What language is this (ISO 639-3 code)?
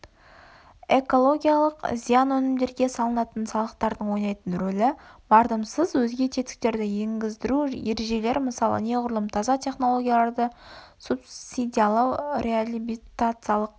kaz